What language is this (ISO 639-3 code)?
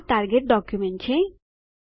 guj